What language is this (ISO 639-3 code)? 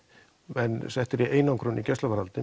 isl